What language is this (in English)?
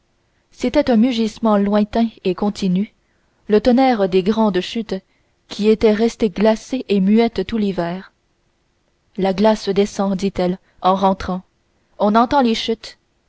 French